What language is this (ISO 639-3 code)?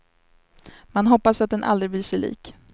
swe